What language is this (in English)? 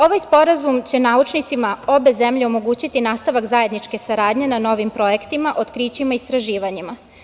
Serbian